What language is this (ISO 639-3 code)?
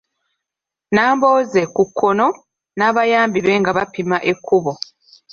lug